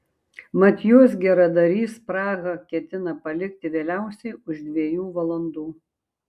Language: Lithuanian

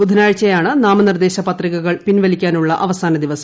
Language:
Malayalam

